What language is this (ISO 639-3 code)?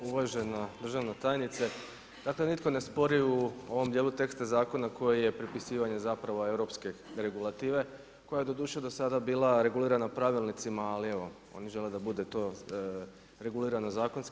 hrv